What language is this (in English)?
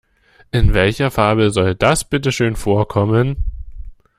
German